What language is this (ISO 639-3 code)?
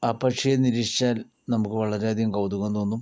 mal